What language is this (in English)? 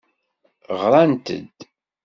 Kabyle